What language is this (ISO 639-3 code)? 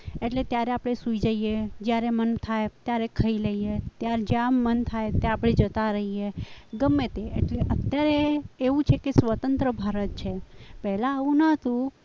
guj